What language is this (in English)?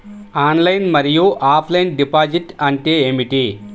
Telugu